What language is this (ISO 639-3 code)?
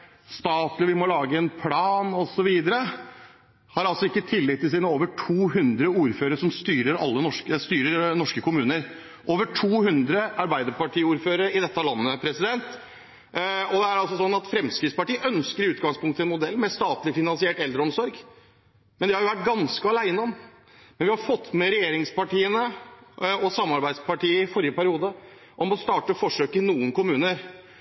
nob